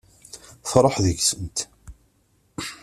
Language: Kabyle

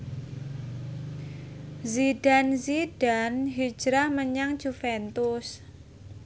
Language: Javanese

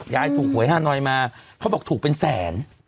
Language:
Thai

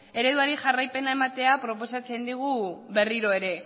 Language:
Basque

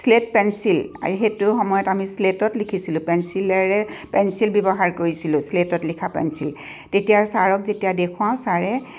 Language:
Assamese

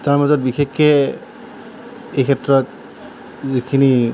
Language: Assamese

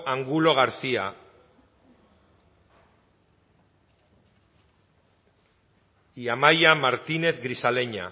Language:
Basque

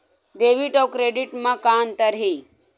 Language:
Chhattisgarhi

